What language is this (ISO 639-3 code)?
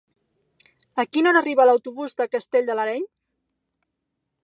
cat